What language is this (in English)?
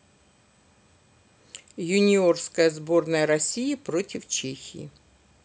Russian